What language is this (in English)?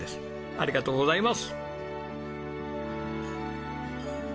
Japanese